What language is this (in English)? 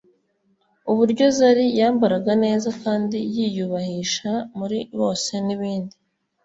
Kinyarwanda